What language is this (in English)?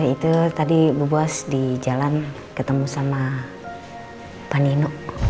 Indonesian